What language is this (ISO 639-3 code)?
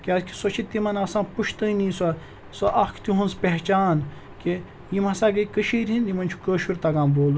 kas